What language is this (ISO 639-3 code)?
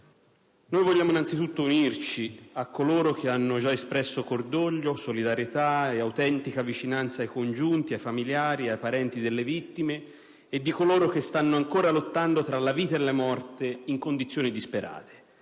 ita